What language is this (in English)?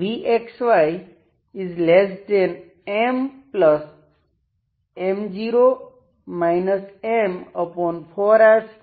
Gujarati